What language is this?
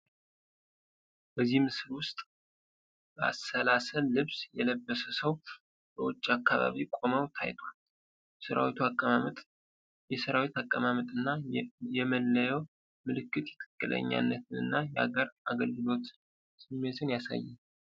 Amharic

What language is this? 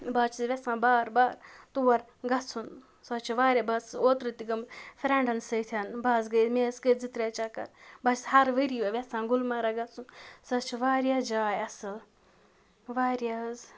Kashmiri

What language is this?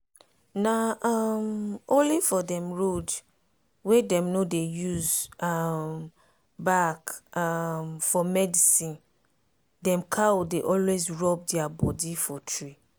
Nigerian Pidgin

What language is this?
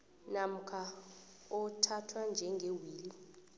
South Ndebele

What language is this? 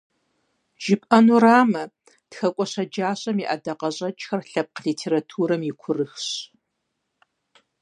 Kabardian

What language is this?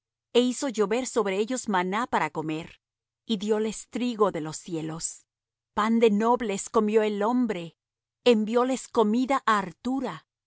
Spanish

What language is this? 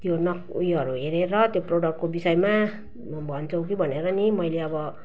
Nepali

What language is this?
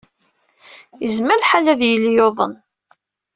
Kabyle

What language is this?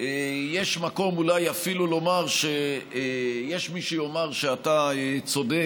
Hebrew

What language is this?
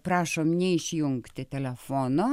Lithuanian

